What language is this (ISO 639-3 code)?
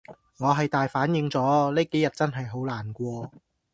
yue